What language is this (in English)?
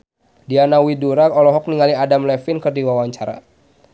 Sundanese